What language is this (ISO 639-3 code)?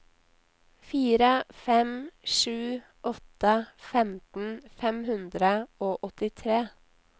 nor